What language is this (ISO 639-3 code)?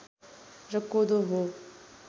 nep